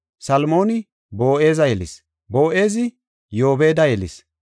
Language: Gofa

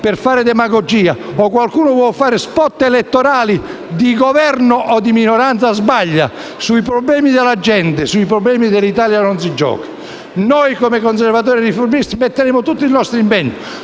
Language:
Italian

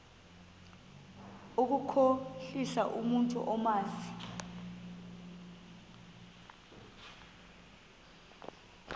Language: Xhosa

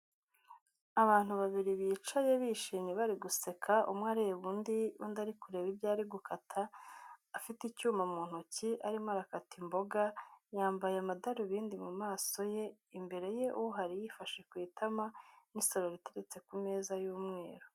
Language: Kinyarwanda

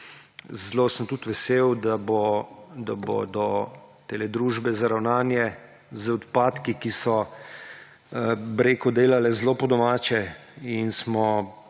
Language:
Slovenian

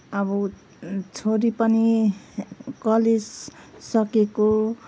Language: Nepali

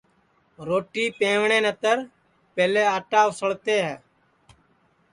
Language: Sansi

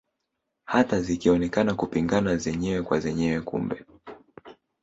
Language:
Swahili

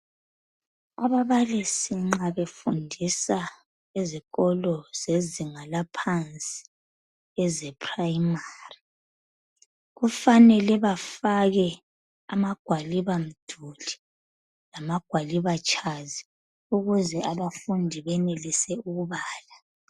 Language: North Ndebele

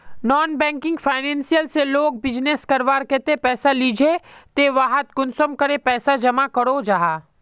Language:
Magahi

